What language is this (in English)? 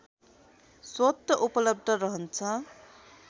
Nepali